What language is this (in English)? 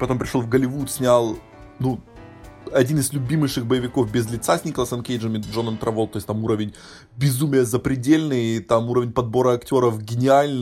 Russian